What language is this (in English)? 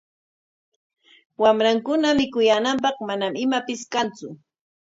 Corongo Ancash Quechua